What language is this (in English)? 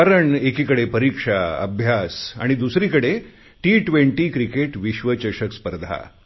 Marathi